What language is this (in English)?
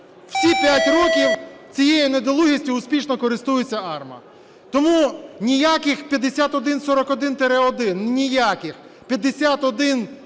Ukrainian